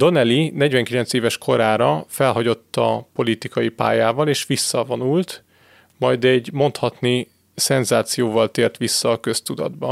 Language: Hungarian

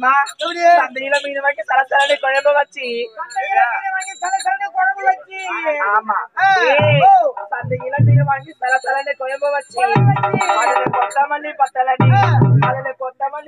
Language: Arabic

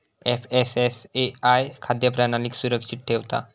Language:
Marathi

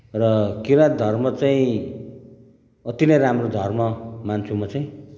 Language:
Nepali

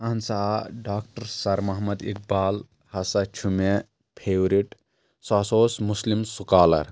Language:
Kashmiri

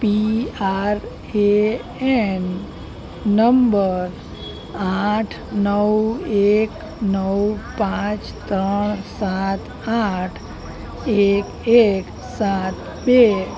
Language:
Gujarati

